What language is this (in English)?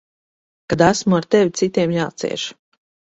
Latvian